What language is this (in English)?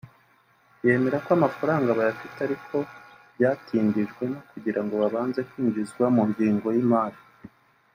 Kinyarwanda